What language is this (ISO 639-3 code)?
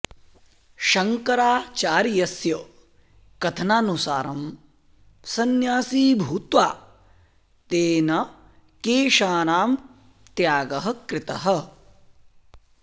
san